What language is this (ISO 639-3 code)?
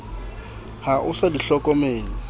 sot